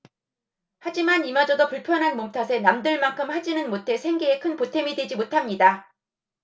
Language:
Korean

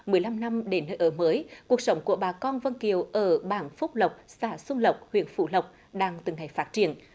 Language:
Vietnamese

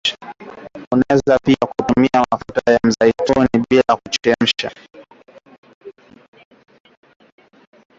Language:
Swahili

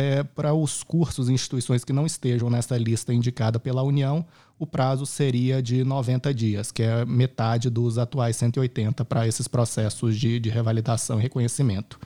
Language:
Portuguese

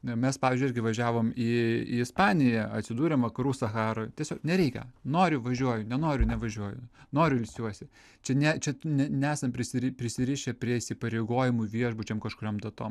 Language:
Lithuanian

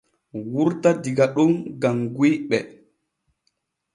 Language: Borgu Fulfulde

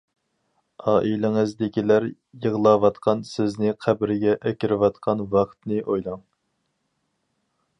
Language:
Uyghur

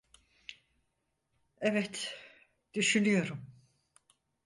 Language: Turkish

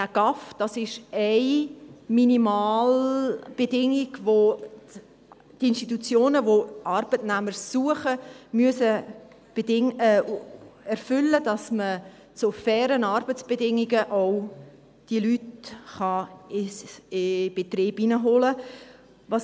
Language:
Swiss German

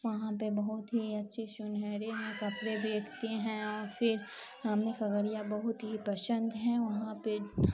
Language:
Urdu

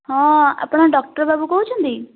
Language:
Odia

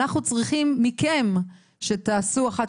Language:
Hebrew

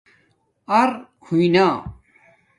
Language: Domaaki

